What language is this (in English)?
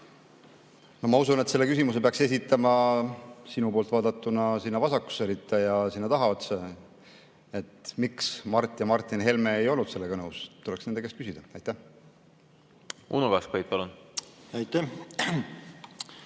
Estonian